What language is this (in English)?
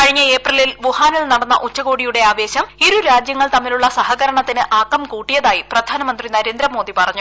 Malayalam